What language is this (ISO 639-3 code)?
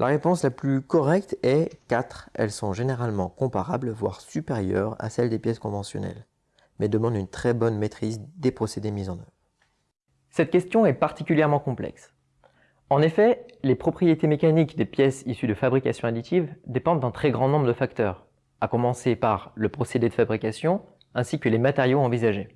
fra